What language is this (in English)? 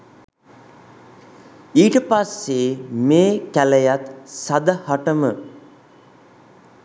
Sinhala